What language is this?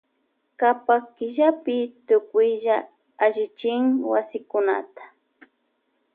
Loja Highland Quichua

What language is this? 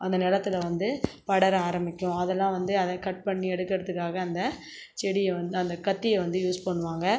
Tamil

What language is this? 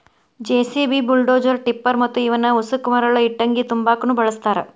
Kannada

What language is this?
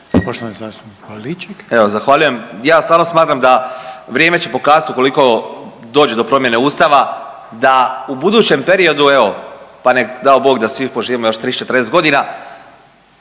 Croatian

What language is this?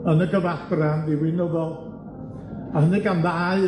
Welsh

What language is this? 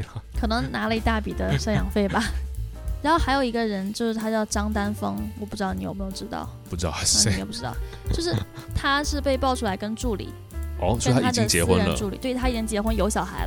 Chinese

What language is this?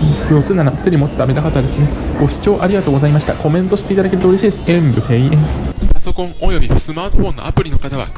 Japanese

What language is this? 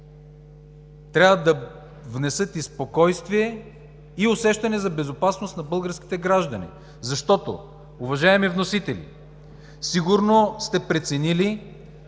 Bulgarian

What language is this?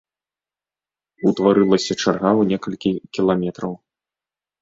Belarusian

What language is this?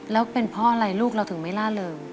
Thai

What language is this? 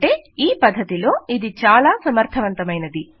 Telugu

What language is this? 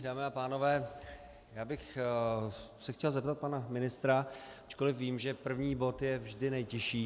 Czech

